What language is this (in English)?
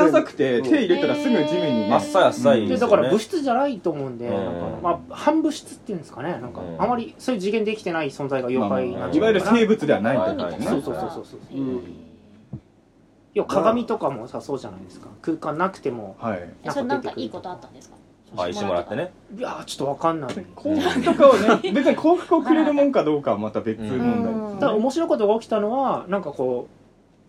Japanese